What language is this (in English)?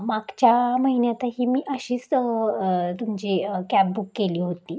Marathi